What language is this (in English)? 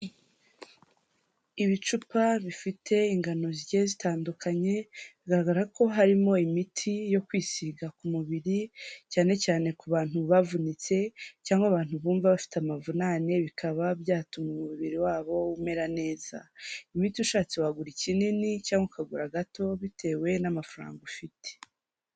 Kinyarwanda